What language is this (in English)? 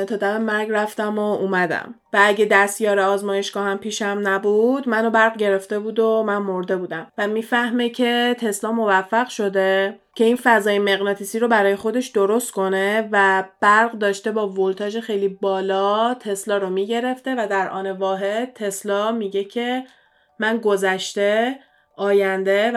Persian